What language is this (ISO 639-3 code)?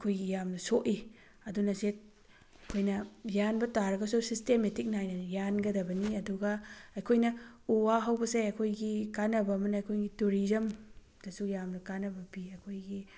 mni